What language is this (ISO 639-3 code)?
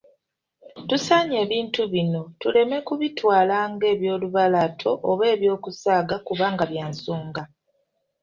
lug